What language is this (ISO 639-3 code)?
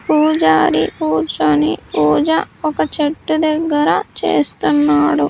tel